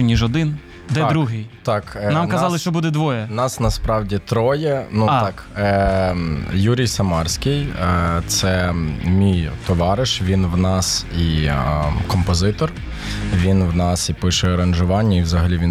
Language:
Ukrainian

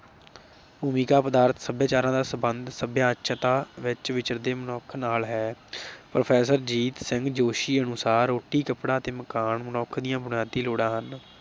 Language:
Punjabi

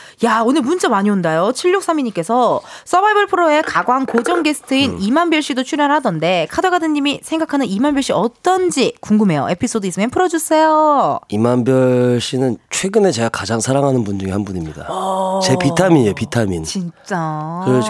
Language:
Korean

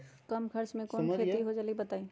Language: Magahi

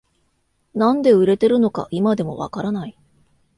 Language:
Japanese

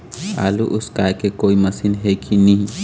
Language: Chhattisgarhi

